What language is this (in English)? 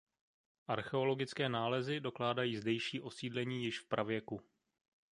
Czech